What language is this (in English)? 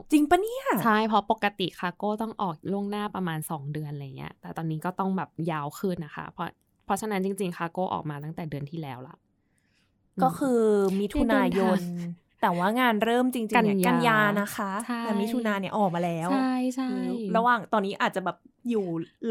Thai